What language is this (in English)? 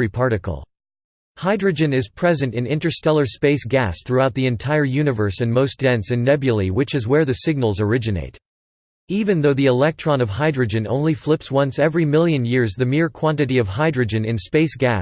English